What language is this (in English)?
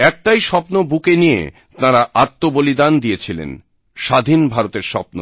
Bangla